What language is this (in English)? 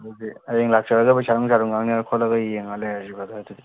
Manipuri